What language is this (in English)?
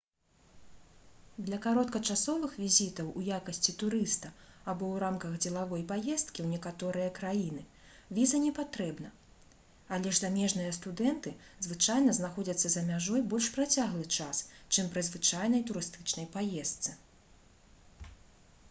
Belarusian